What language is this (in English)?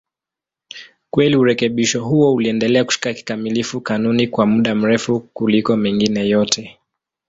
Swahili